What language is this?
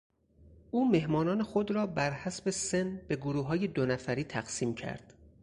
Persian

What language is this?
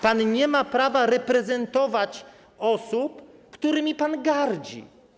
Polish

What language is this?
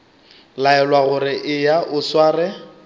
Northern Sotho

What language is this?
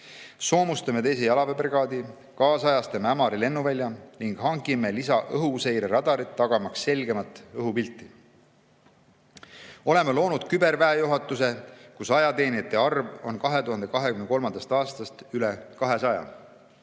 Estonian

